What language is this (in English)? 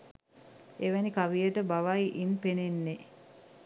Sinhala